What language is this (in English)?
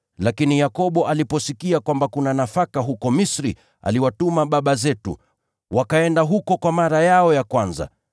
Swahili